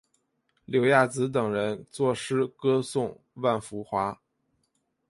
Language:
Chinese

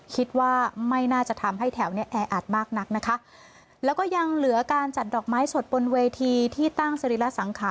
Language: Thai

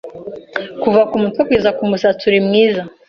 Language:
Kinyarwanda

